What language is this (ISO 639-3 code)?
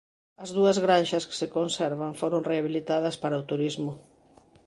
glg